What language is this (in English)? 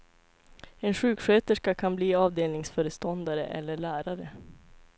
Swedish